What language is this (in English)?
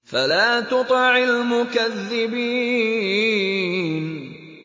Arabic